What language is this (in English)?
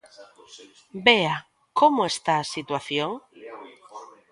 Galician